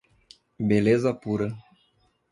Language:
Portuguese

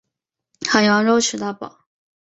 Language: Chinese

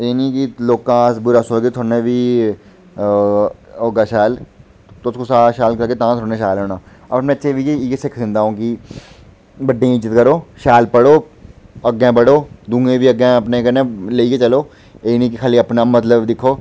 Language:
Dogri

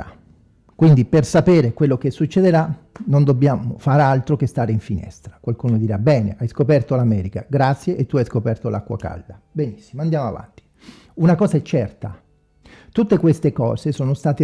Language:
Italian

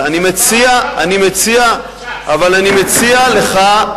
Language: Hebrew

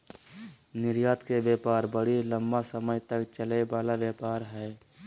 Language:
Magahi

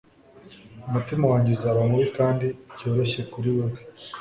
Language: Kinyarwanda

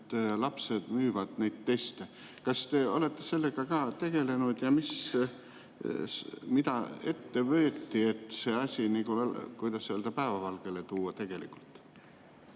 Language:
Estonian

